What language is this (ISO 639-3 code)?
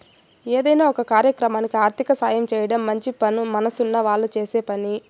tel